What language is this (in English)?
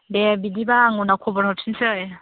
Bodo